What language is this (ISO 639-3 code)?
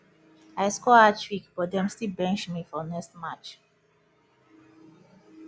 pcm